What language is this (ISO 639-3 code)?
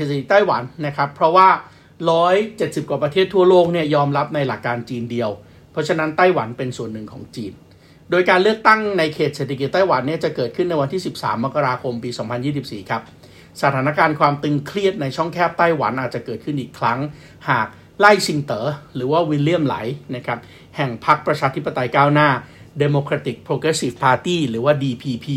tha